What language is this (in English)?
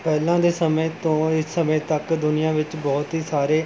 Punjabi